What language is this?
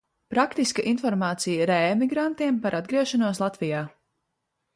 Latvian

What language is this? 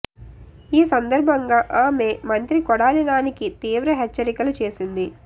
Telugu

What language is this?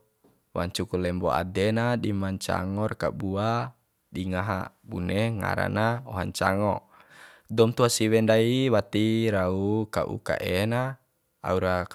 Bima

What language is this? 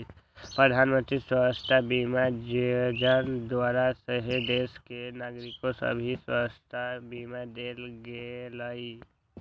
Magahi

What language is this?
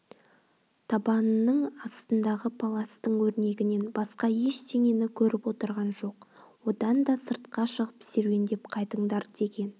Kazakh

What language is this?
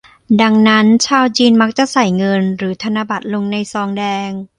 Thai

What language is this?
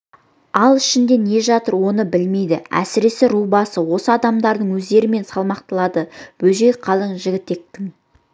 Kazakh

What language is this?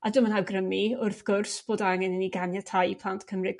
Welsh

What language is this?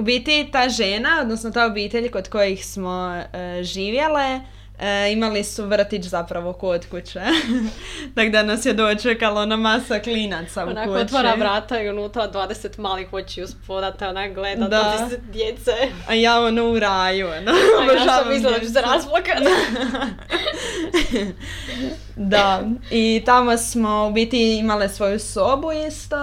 Croatian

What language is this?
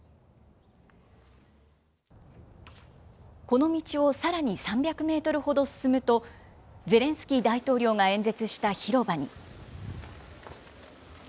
Japanese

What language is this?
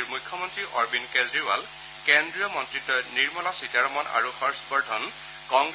Assamese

